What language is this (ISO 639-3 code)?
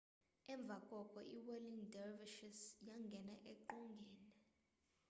xho